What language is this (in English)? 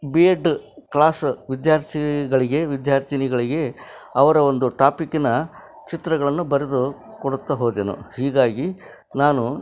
Kannada